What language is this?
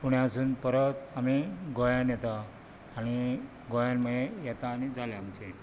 Konkani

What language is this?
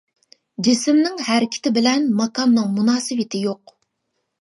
Uyghur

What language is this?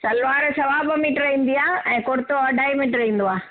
Sindhi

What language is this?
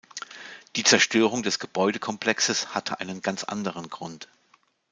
German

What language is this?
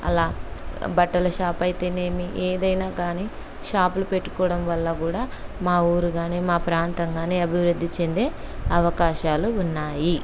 Telugu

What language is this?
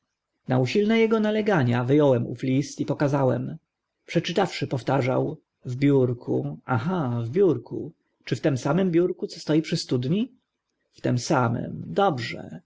Polish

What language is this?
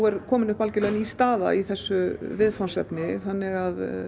Icelandic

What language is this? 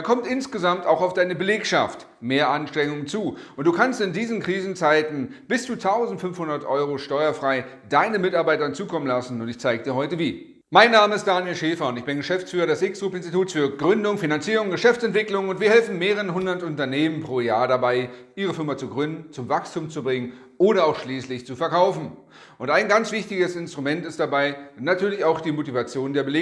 German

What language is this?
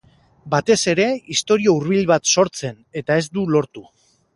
Basque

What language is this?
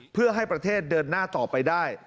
Thai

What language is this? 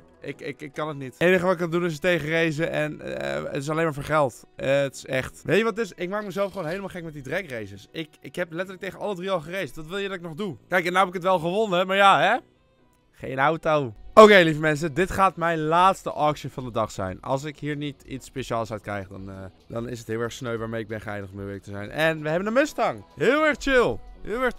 Dutch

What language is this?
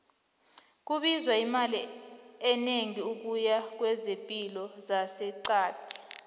South Ndebele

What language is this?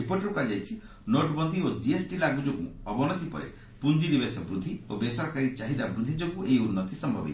Odia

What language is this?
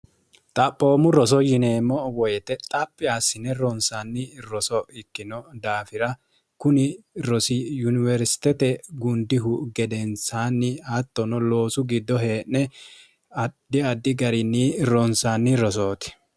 Sidamo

